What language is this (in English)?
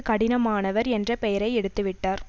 Tamil